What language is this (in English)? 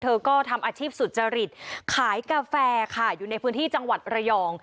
Thai